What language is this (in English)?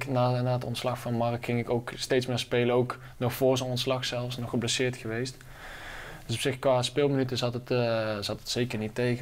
Dutch